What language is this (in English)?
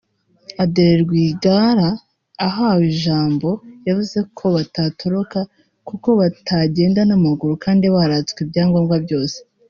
Kinyarwanda